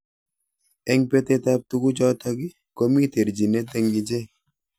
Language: Kalenjin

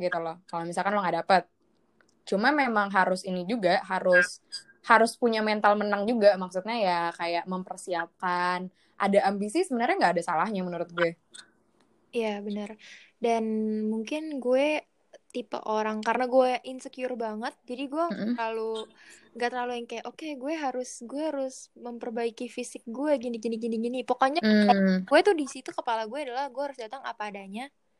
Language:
Indonesian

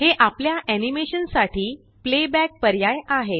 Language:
Marathi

